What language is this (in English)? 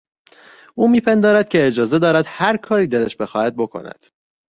Persian